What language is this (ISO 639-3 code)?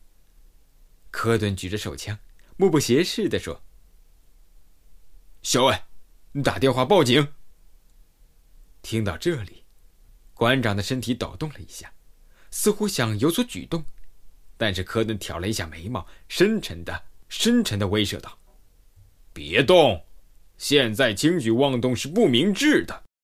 zho